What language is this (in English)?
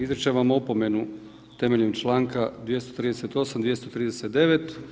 Croatian